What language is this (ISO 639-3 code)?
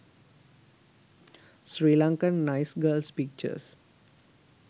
sin